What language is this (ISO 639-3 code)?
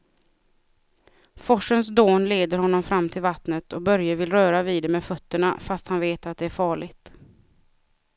swe